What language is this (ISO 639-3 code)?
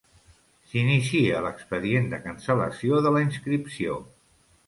cat